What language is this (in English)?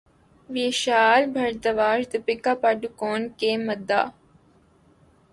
Urdu